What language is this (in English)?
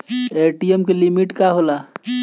Bhojpuri